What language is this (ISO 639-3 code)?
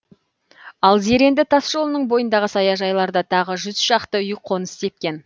kaz